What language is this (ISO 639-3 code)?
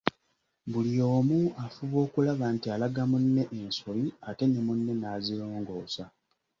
lug